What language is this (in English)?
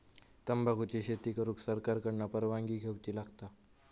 Marathi